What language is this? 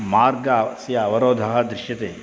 Sanskrit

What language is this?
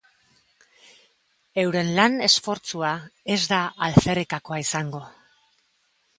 Basque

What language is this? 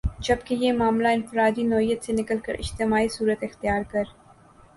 Urdu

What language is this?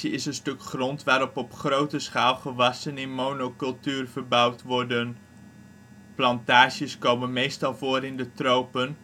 Dutch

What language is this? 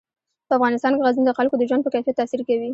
Pashto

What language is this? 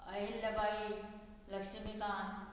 Konkani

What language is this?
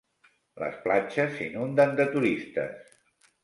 Catalan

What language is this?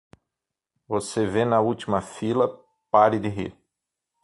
Portuguese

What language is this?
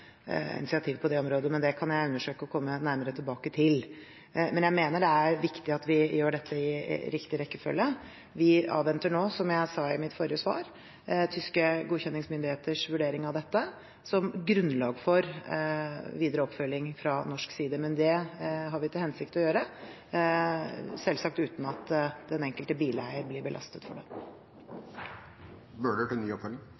Norwegian Bokmål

